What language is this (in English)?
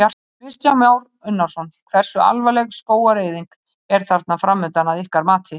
Icelandic